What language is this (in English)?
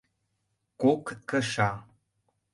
Mari